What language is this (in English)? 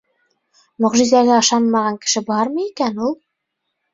Bashkir